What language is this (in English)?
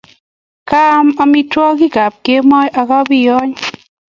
Kalenjin